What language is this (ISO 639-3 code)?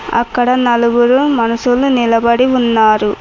tel